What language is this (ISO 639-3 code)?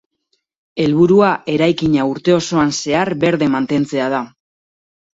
eus